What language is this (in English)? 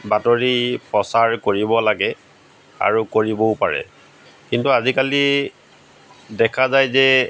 Assamese